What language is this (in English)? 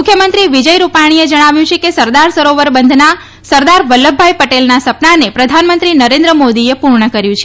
Gujarati